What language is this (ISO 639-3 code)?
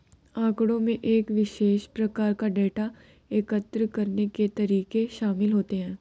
hin